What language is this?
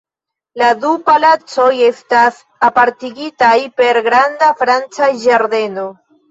Esperanto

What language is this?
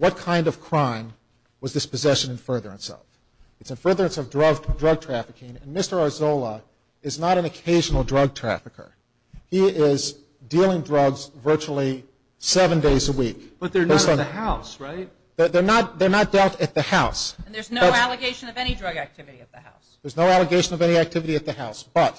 English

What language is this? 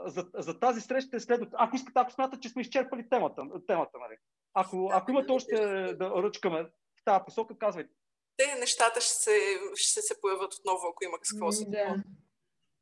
Bulgarian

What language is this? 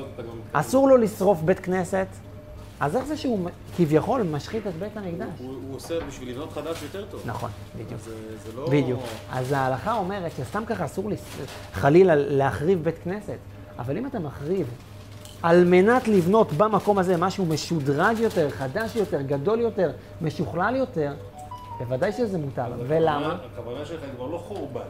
Hebrew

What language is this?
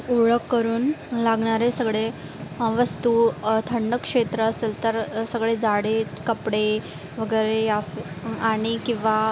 Marathi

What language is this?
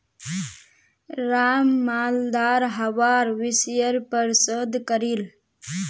Magahi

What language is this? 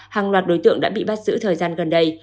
Vietnamese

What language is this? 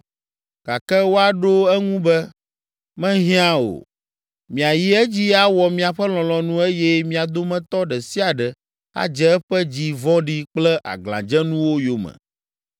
Ewe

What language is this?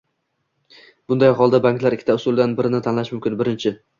Uzbek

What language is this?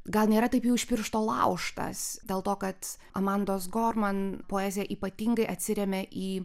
Lithuanian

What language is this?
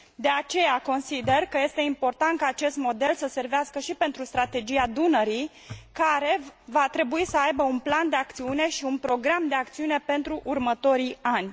Romanian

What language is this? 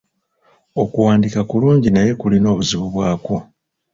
Ganda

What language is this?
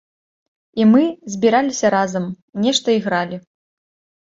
Belarusian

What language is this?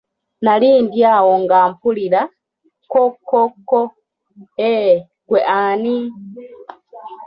Ganda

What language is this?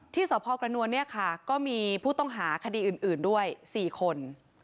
Thai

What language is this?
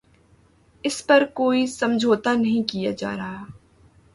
Urdu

